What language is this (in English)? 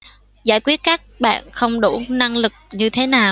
Vietnamese